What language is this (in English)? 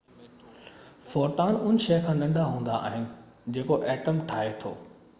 Sindhi